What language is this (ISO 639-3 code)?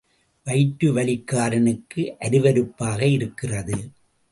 tam